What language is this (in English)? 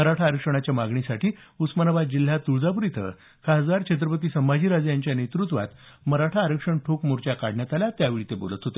Marathi